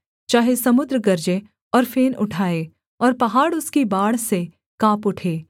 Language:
Hindi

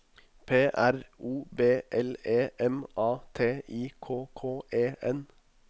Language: Norwegian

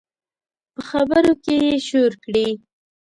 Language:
Pashto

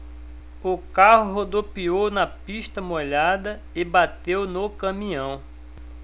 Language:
Portuguese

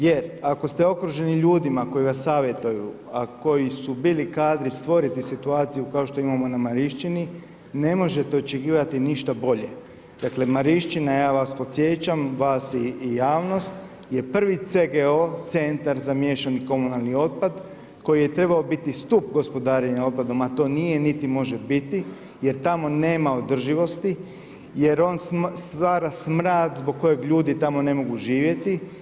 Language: Croatian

